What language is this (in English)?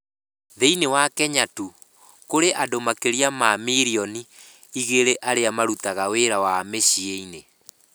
Kikuyu